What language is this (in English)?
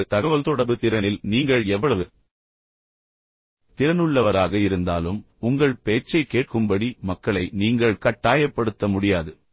Tamil